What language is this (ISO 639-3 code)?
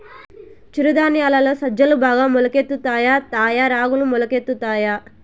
tel